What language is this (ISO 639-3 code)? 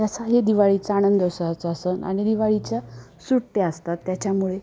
mar